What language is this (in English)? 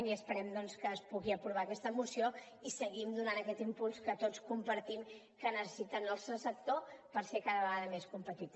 Catalan